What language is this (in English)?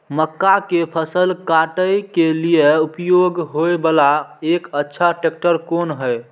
Maithili